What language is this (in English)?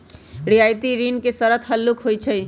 Magahi